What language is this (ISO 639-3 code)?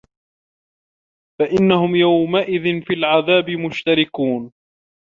ara